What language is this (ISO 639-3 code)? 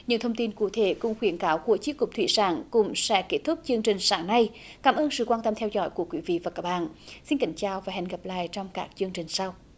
vie